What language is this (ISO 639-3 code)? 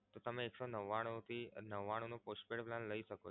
guj